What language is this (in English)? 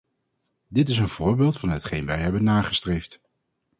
Dutch